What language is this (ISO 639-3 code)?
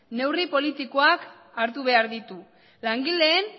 eus